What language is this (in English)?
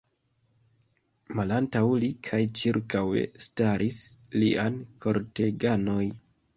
Esperanto